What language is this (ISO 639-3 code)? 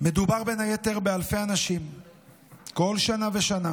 heb